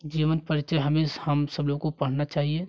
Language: Hindi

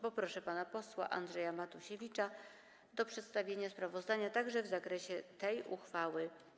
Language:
Polish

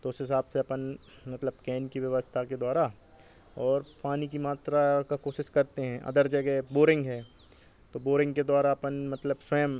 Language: Hindi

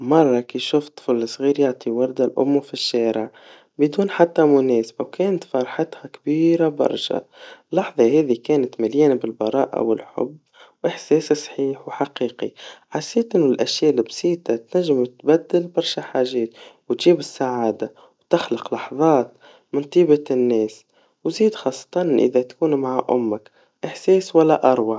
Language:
Tunisian Arabic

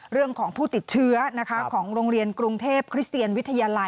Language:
Thai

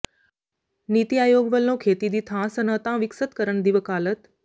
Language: Punjabi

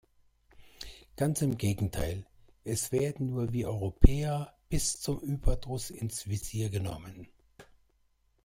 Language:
German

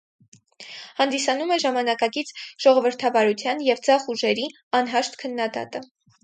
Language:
Armenian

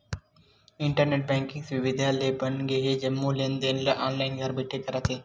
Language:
Chhattisgarhi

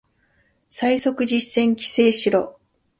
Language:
Japanese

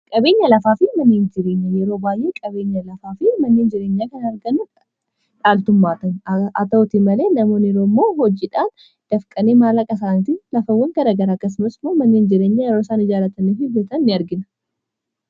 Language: Oromo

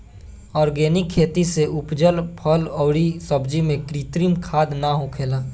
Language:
Bhojpuri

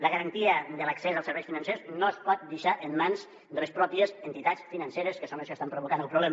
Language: Catalan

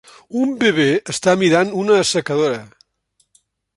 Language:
Catalan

